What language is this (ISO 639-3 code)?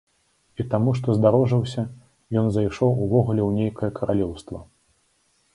bel